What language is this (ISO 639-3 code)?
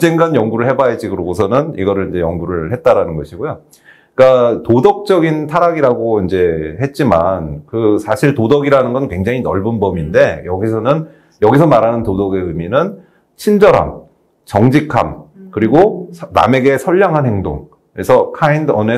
kor